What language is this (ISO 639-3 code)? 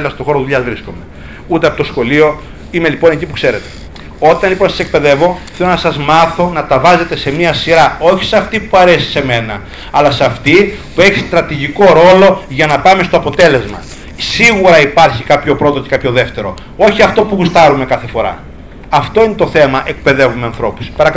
ell